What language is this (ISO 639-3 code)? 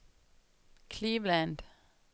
dan